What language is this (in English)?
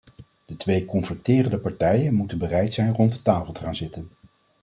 Dutch